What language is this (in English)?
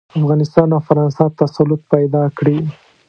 Pashto